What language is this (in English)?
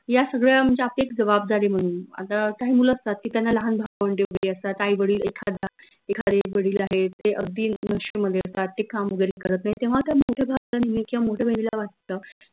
Marathi